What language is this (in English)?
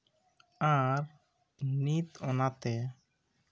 Santali